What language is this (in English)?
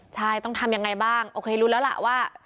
Thai